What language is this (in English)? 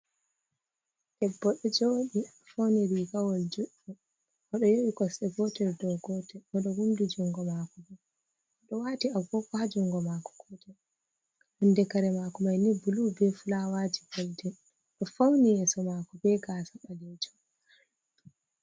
Fula